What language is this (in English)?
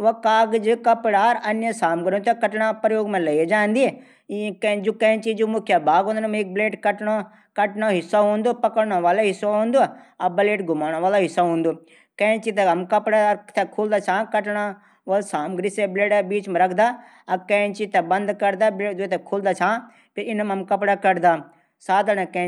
Garhwali